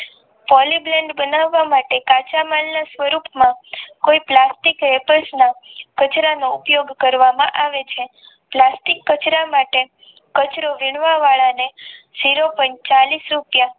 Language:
Gujarati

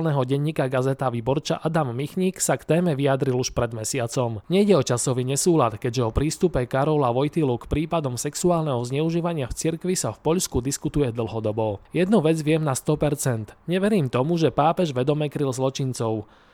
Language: Slovak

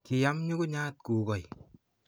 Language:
Kalenjin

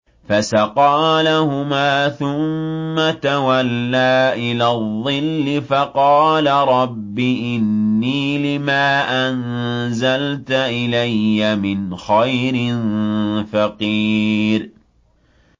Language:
Arabic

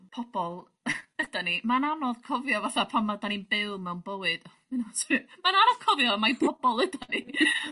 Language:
Welsh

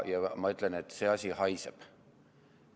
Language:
Estonian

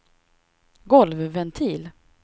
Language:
Swedish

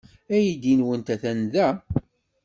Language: Kabyle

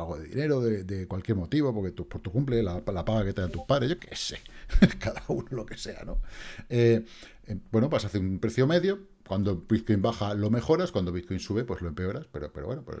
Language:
Spanish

